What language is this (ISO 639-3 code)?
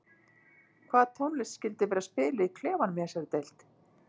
isl